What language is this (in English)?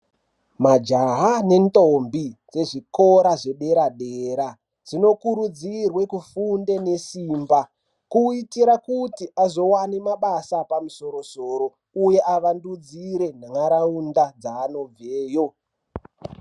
Ndau